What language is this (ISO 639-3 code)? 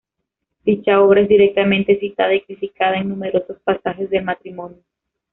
spa